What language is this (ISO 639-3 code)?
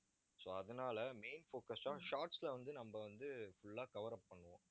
tam